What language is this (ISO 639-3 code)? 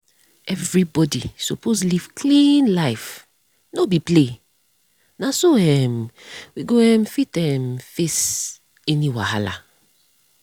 pcm